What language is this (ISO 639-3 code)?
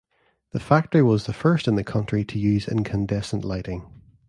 eng